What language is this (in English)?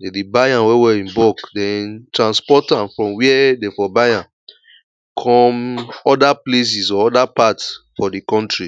Nigerian Pidgin